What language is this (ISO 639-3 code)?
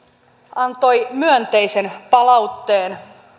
fin